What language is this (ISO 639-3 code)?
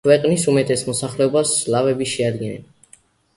kat